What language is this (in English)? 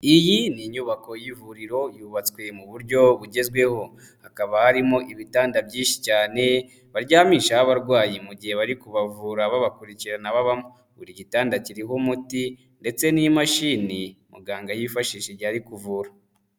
Kinyarwanda